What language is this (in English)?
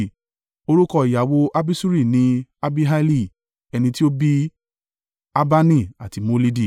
Yoruba